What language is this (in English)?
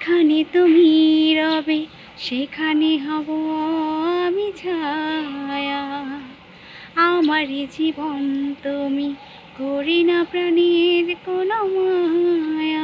Hindi